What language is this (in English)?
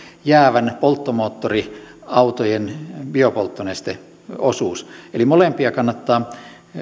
Finnish